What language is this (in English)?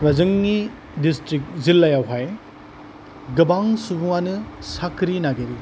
Bodo